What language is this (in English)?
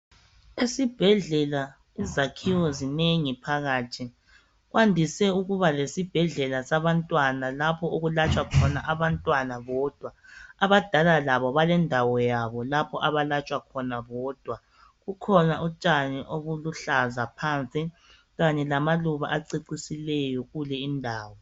North Ndebele